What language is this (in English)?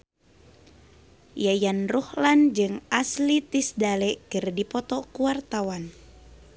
Sundanese